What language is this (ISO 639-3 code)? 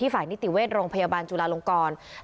tha